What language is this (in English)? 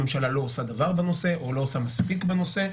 Hebrew